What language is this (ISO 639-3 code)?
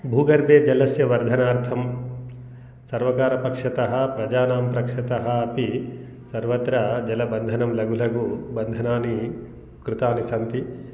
san